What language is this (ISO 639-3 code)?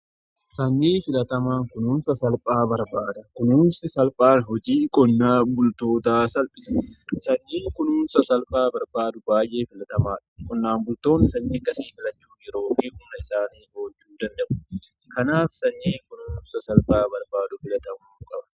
orm